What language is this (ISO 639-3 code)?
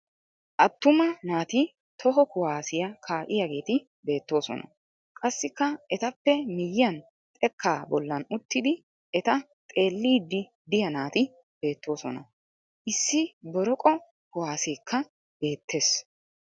wal